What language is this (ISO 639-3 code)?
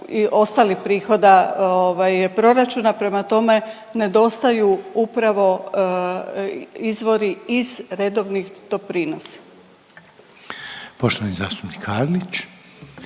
hrv